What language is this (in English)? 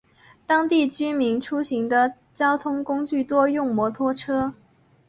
Chinese